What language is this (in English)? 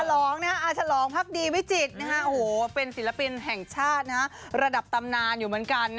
Thai